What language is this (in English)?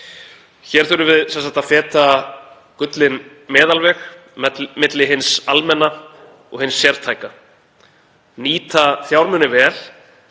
Icelandic